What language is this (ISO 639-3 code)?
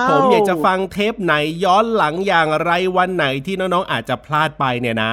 tha